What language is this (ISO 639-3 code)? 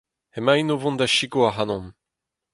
bre